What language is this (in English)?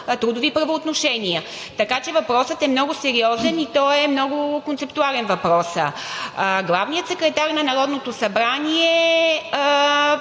Bulgarian